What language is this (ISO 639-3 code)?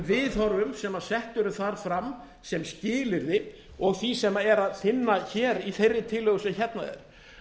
isl